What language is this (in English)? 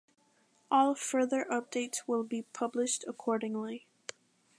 English